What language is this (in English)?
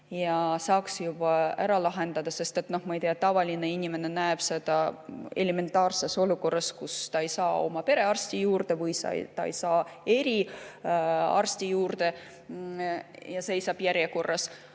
Estonian